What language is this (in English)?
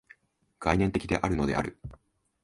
Japanese